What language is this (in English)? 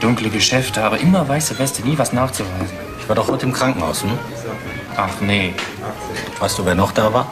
German